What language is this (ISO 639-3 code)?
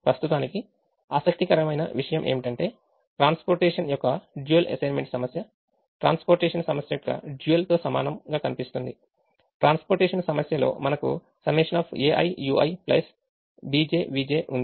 tel